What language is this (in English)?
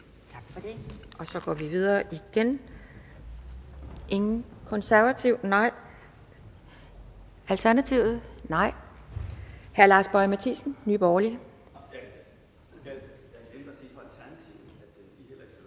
Danish